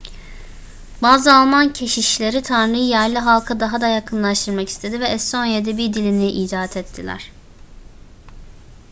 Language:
Turkish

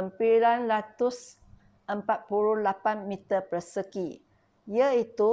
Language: Malay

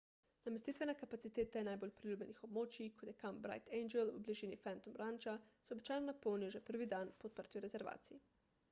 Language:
Slovenian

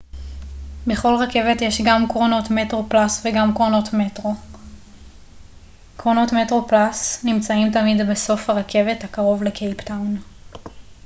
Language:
Hebrew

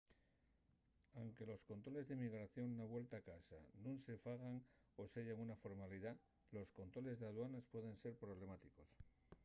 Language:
Asturian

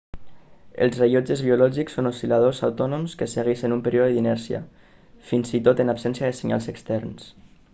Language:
Catalan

